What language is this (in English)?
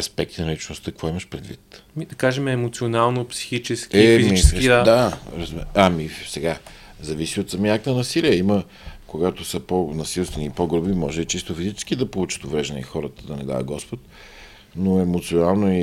Bulgarian